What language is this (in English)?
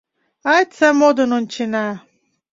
Mari